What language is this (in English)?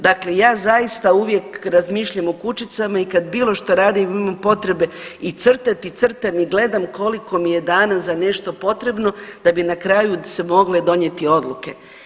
Croatian